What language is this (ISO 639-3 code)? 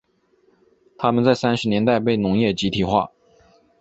zho